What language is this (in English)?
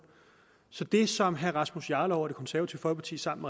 Danish